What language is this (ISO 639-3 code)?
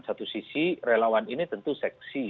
ind